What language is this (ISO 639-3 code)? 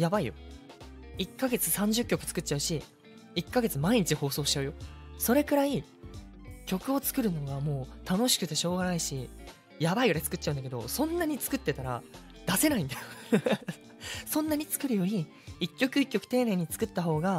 jpn